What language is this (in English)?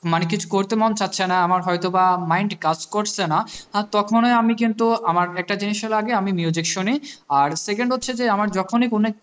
Bangla